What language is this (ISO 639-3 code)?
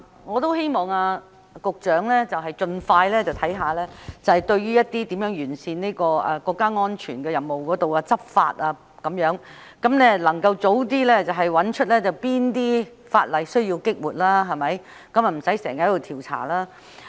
yue